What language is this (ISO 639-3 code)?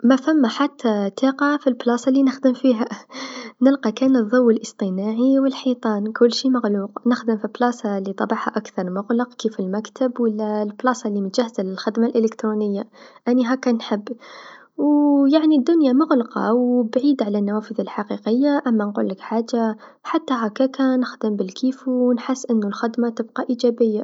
aeb